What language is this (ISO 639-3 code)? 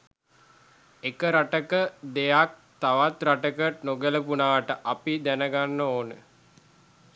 sin